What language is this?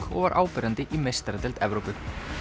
Icelandic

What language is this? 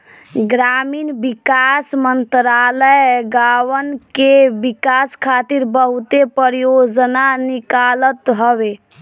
Bhojpuri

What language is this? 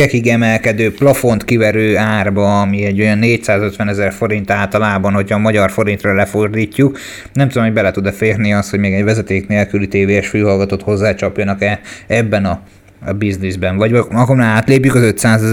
Hungarian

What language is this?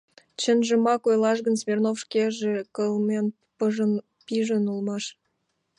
Mari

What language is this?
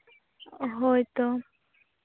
Santali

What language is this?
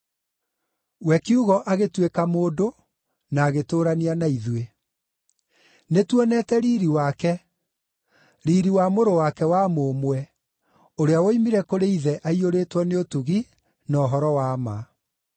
Kikuyu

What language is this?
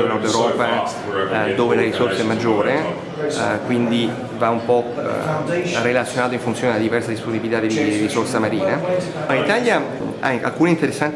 Italian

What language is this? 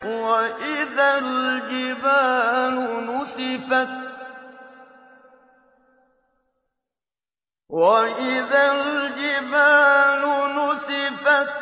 Arabic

